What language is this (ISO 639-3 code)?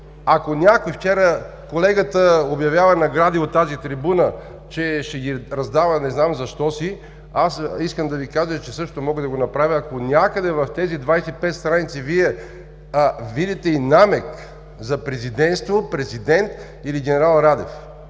bul